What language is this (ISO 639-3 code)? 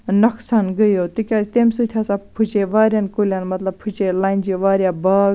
kas